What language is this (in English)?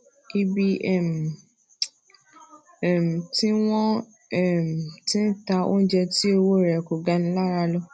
Yoruba